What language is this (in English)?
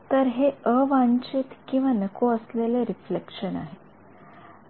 Marathi